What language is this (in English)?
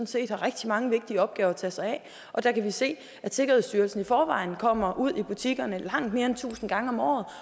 Danish